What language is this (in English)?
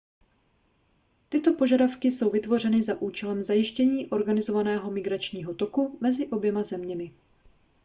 Czech